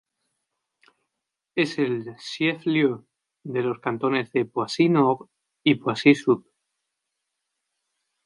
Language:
Spanish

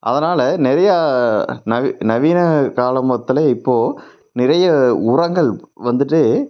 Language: Tamil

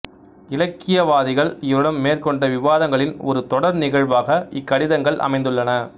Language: Tamil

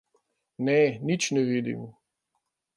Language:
Slovenian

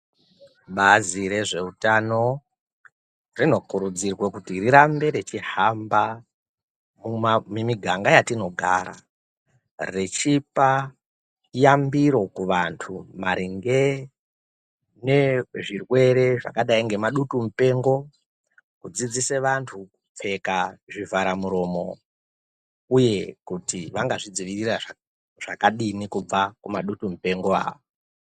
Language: Ndau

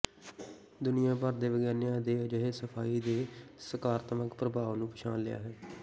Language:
Punjabi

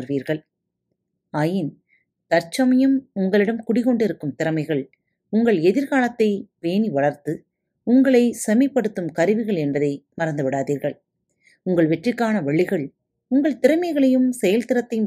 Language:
Tamil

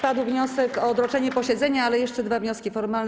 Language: Polish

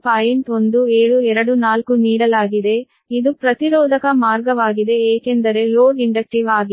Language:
Kannada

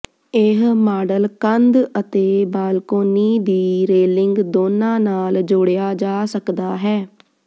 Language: Punjabi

